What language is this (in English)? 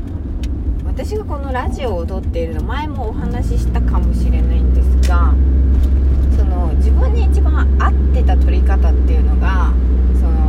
Japanese